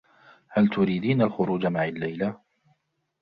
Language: Arabic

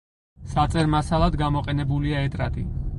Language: Georgian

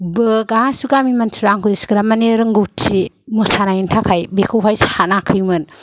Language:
Bodo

